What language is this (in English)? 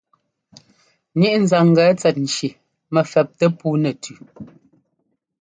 Ngomba